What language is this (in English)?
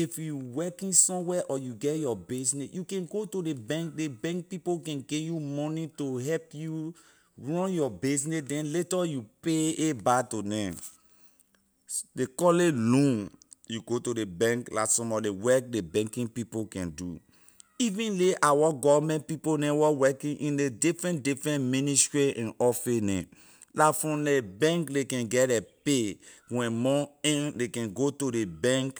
Liberian English